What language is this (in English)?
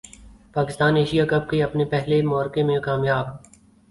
Urdu